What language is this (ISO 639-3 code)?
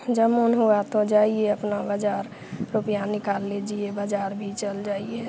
hin